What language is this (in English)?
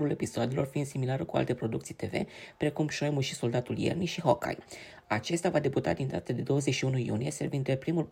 Romanian